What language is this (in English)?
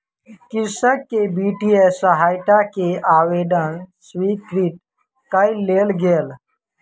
Maithili